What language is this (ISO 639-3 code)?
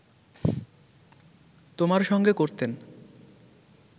ben